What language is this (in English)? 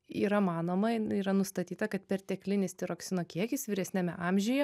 Lithuanian